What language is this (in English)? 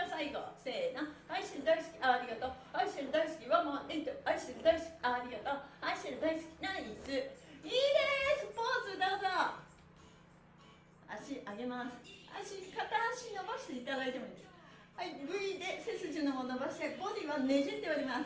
Japanese